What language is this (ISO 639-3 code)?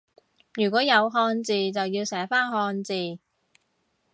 yue